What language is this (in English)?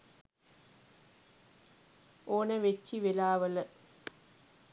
Sinhala